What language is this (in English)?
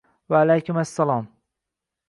Uzbek